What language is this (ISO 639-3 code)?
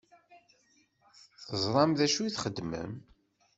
kab